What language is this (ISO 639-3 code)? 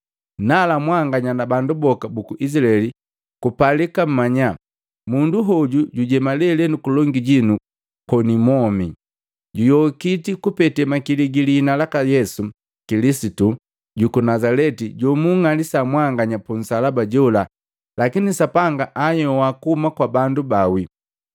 mgv